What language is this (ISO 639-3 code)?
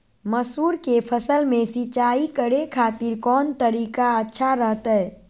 mag